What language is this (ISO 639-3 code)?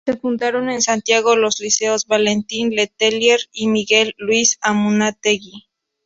spa